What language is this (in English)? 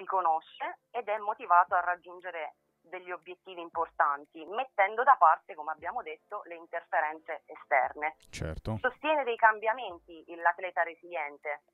Italian